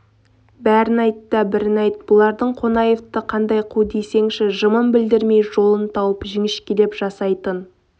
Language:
Kazakh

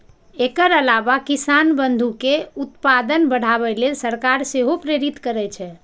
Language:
Maithili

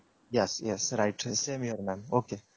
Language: Odia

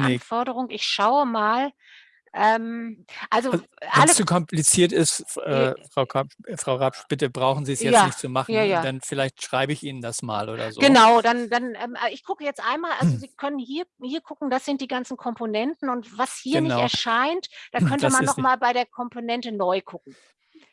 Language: German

